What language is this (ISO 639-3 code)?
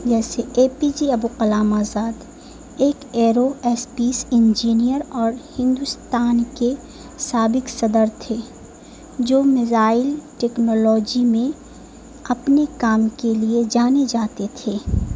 urd